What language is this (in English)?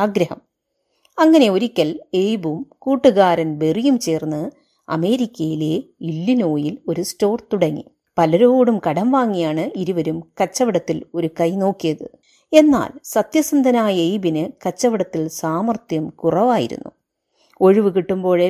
Malayalam